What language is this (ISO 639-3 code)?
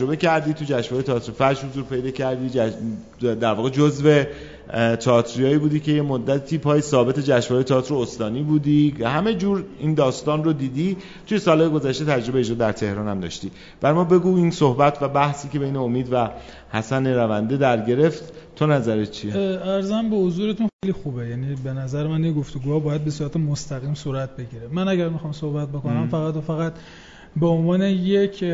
fas